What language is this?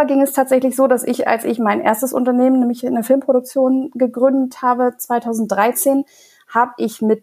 German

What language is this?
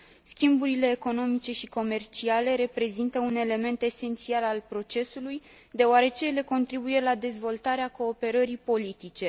Romanian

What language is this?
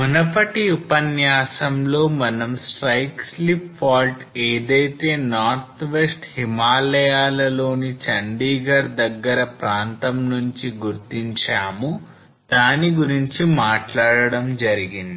Telugu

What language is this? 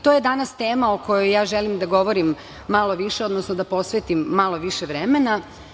Serbian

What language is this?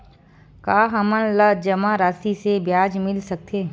Chhattisgarhi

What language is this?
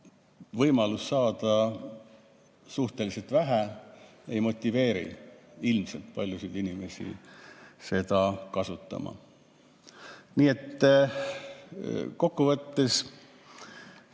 Estonian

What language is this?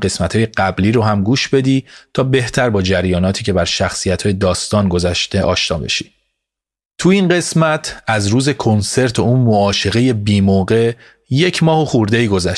Persian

